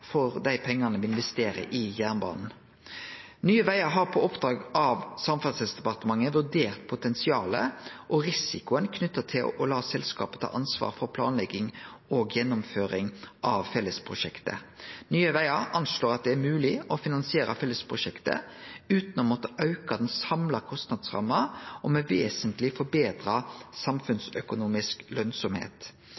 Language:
Norwegian Nynorsk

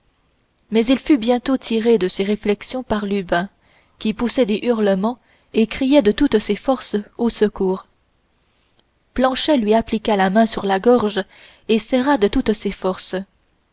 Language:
French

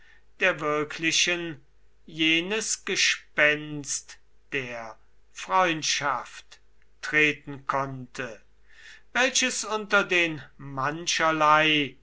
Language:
German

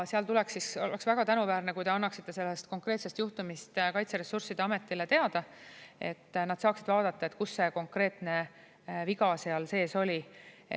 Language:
Estonian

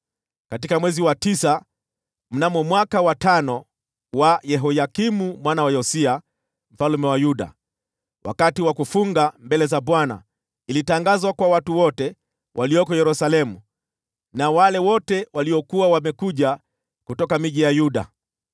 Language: Swahili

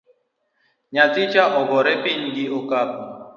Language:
Luo (Kenya and Tanzania)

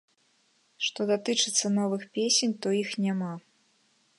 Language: Belarusian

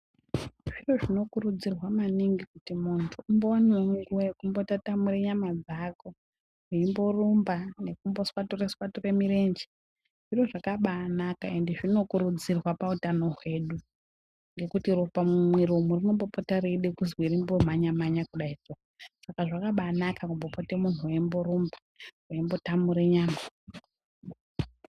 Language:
Ndau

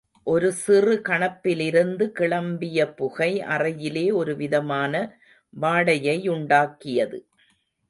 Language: Tamil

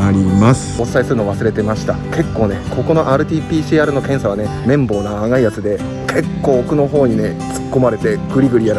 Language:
Japanese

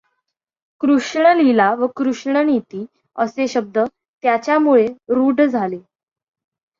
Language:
Marathi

